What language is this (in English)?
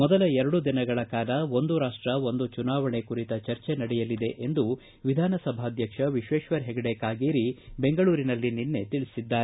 Kannada